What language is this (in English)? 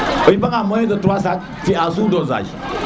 Serer